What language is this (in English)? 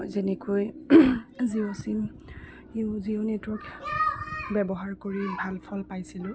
Assamese